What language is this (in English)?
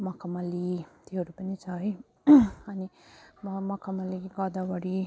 Nepali